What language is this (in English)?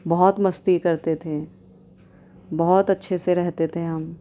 Urdu